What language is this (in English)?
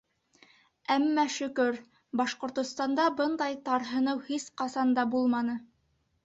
Bashkir